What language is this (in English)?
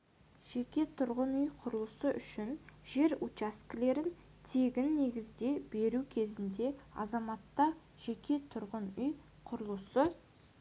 Kazakh